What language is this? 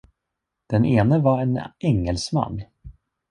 Swedish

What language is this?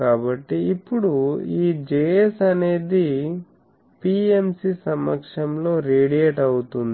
Telugu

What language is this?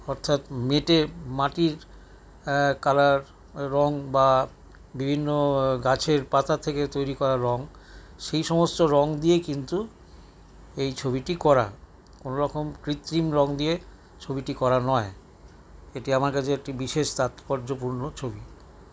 Bangla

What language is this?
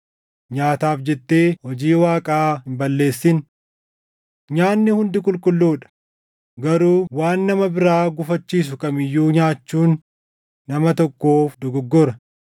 Oromo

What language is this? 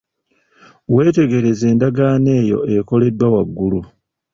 Ganda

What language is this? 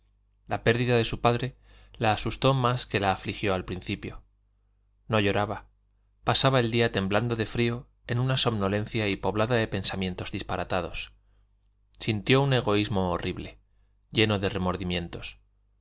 Spanish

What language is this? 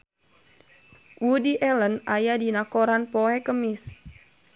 Sundanese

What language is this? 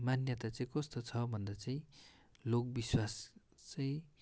Nepali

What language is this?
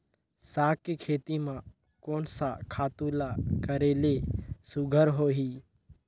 Chhattisgarhi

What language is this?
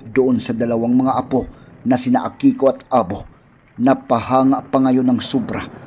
Filipino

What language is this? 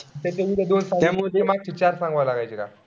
Marathi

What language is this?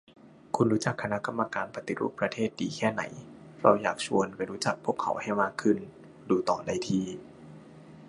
Thai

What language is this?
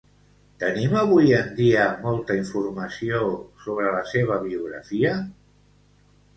Catalan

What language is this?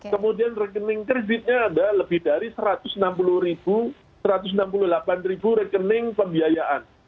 Indonesian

